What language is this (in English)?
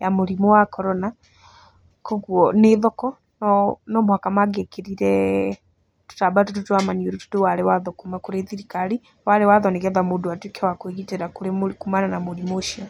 Kikuyu